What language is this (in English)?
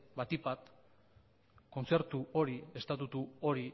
Basque